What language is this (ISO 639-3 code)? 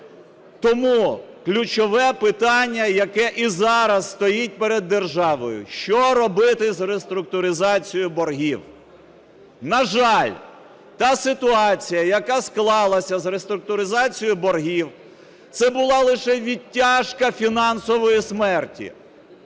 ukr